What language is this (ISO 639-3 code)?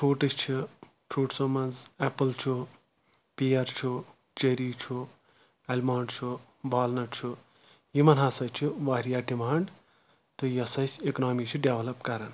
kas